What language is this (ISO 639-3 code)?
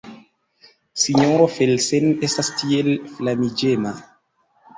epo